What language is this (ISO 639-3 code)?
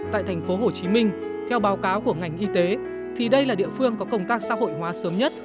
vie